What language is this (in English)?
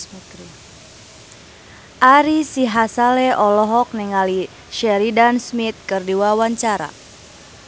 Sundanese